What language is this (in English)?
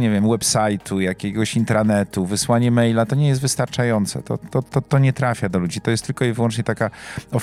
Polish